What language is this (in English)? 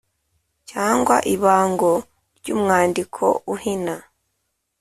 Kinyarwanda